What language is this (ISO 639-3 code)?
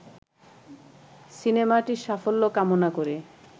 ben